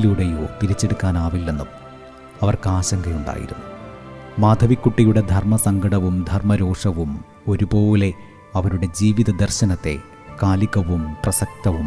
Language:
Malayalam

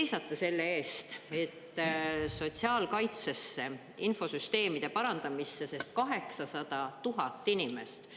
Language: Estonian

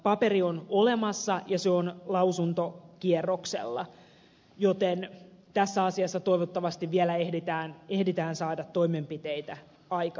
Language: Finnish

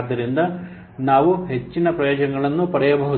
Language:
Kannada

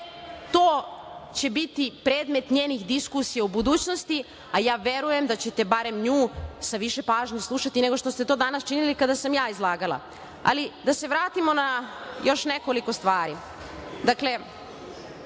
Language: Serbian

